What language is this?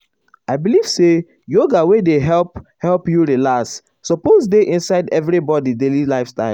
Nigerian Pidgin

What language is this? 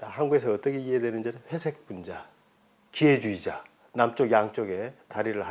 Korean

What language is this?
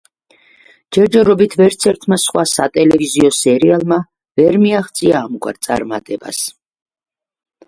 Georgian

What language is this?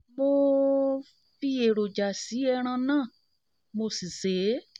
Yoruba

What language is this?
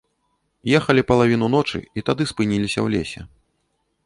Belarusian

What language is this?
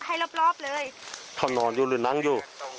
Thai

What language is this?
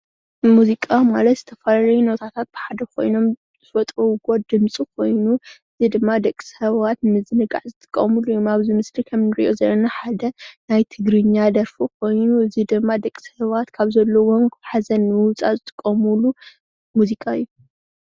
Tigrinya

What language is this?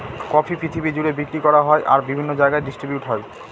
Bangla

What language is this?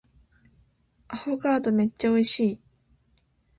Japanese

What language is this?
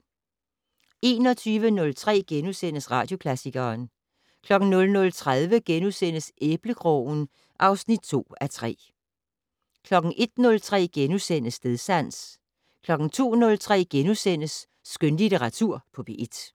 Danish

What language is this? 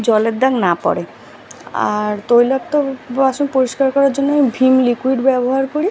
Bangla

